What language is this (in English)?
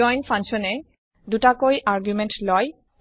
Assamese